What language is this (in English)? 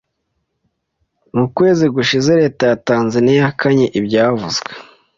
Kinyarwanda